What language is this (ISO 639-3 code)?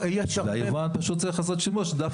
heb